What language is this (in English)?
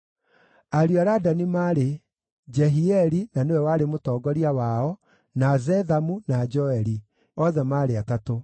Kikuyu